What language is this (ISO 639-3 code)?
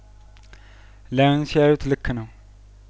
amh